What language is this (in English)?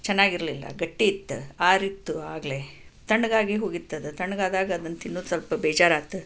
Kannada